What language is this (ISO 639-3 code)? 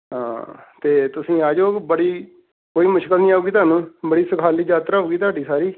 pan